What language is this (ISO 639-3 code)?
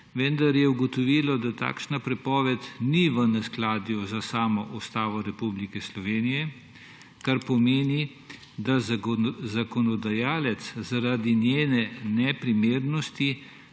slv